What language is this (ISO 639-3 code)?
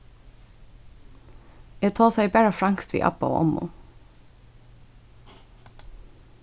fao